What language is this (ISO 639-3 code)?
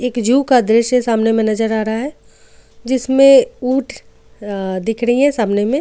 hin